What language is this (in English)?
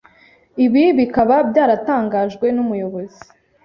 Kinyarwanda